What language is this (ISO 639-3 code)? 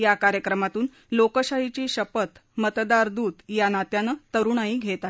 mar